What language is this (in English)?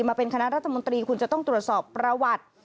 Thai